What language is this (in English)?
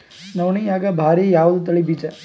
Kannada